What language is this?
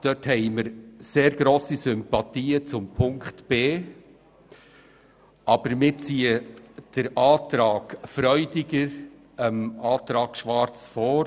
Swiss German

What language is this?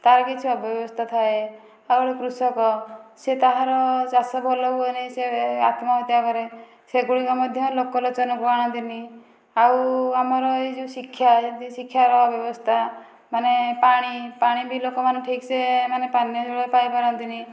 Odia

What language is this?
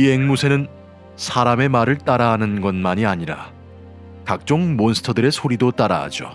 Korean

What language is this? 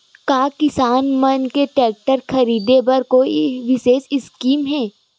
Chhattisgarhi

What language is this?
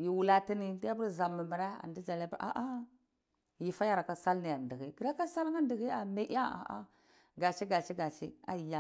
Cibak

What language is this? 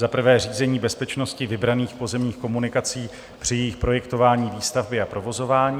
Czech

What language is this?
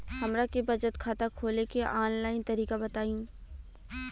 Bhojpuri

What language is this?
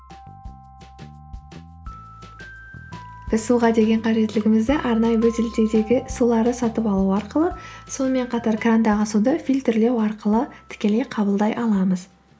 Kazakh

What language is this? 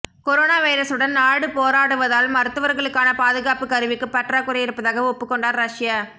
Tamil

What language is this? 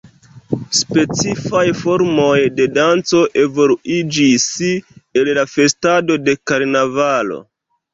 Esperanto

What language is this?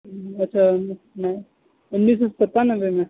Urdu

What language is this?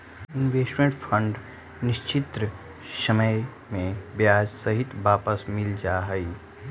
Magahi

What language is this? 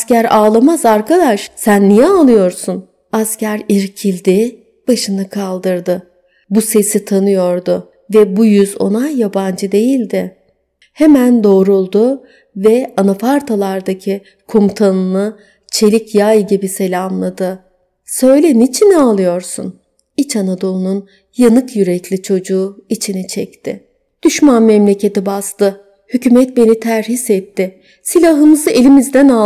Turkish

